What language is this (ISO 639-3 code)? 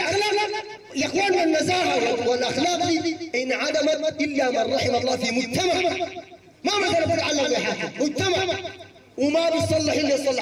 ara